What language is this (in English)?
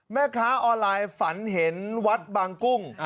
Thai